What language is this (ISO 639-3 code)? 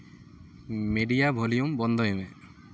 sat